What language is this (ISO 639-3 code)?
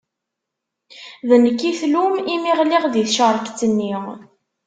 kab